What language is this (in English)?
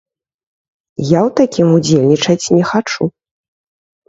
Belarusian